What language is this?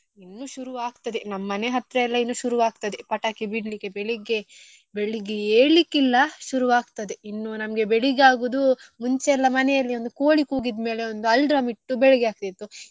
Kannada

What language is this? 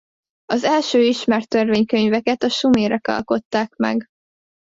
Hungarian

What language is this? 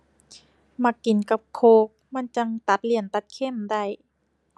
Thai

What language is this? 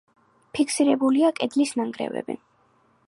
Georgian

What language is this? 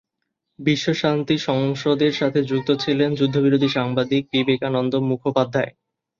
Bangla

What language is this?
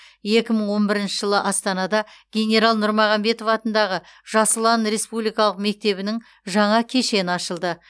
Kazakh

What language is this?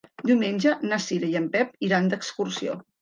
Catalan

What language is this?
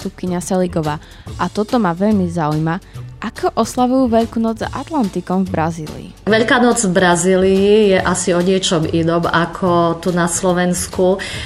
Slovak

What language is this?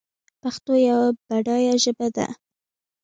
Pashto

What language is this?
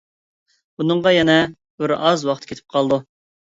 Uyghur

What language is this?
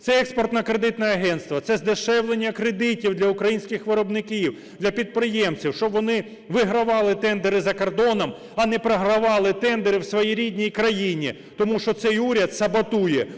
Ukrainian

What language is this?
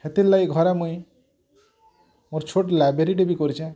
Odia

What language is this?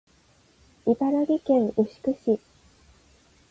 Japanese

